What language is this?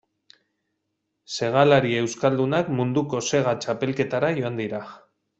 Basque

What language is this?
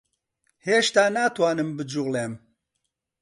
Central Kurdish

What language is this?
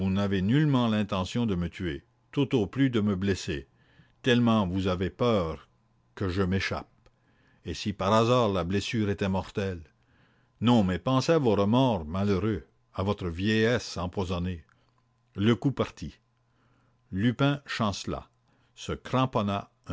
French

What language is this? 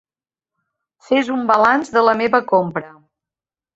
Catalan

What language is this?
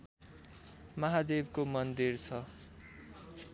Nepali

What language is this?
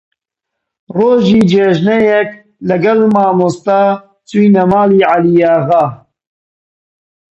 Central Kurdish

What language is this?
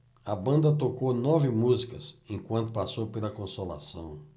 Portuguese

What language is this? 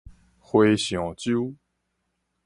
Min Nan Chinese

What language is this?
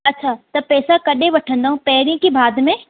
Sindhi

